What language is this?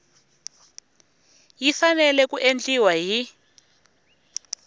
Tsonga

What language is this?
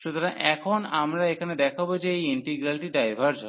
Bangla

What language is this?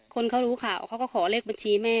Thai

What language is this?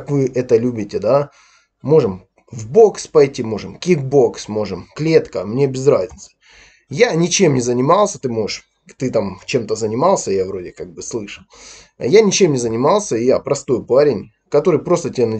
Russian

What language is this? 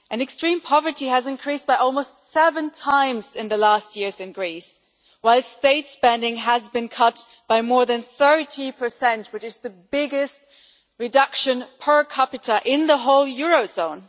English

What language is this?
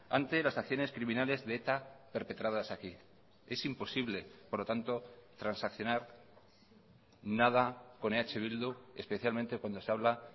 Spanish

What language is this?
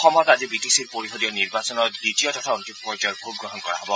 Assamese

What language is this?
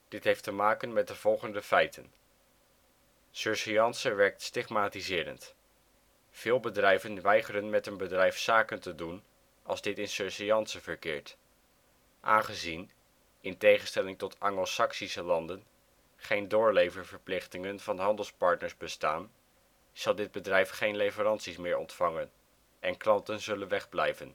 Dutch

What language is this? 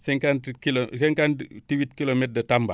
Wolof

